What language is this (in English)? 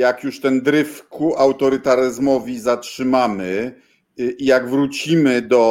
Polish